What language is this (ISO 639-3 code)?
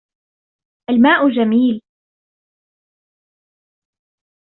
ara